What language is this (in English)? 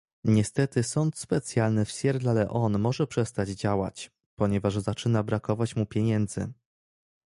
Polish